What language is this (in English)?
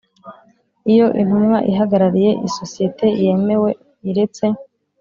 Kinyarwanda